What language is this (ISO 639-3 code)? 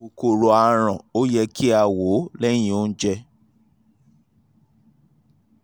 yor